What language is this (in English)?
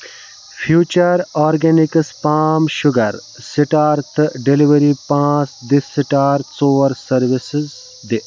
Kashmiri